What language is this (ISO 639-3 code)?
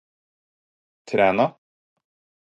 nob